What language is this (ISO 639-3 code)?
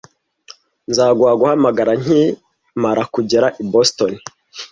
kin